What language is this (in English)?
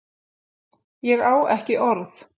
Icelandic